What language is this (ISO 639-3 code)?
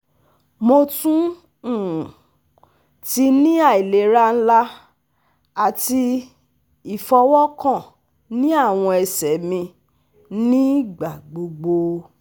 yor